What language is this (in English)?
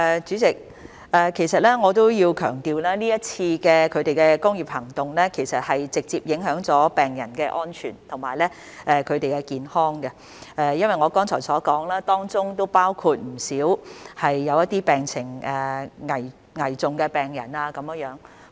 Cantonese